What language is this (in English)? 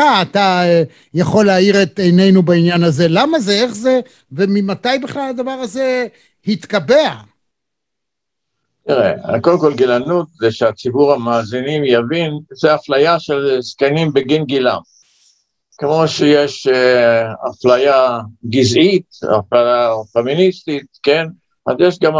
Hebrew